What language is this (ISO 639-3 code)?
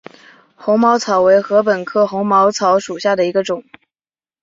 zho